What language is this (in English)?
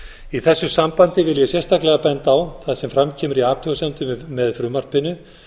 Icelandic